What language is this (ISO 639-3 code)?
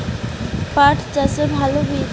ben